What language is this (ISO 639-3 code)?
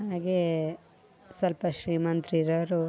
kan